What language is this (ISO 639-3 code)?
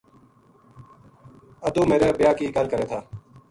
gju